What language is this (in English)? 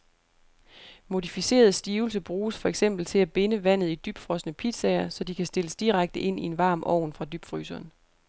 Danish